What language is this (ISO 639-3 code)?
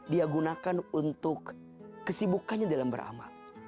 ind